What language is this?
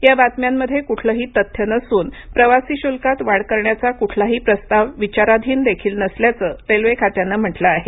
Marathi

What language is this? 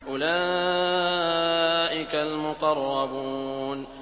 Arabic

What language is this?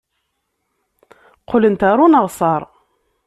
Kabyle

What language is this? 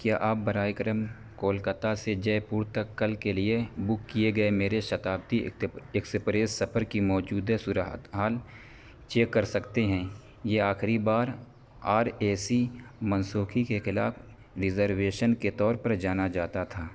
Urdu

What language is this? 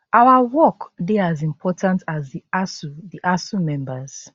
Nigerian Pidgin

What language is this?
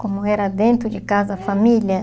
Portuguese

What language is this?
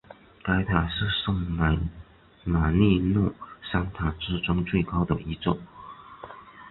Chinese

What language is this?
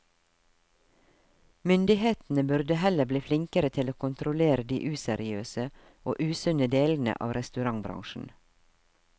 Norwegian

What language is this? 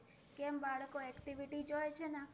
Gujarati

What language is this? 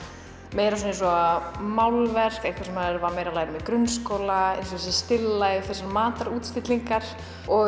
Icelandic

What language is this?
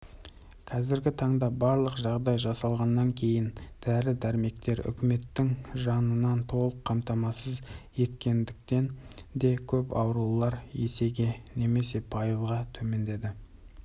Kazakh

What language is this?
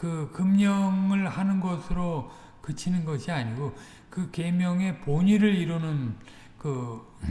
Korean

